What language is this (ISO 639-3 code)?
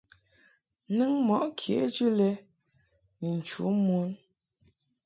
mhk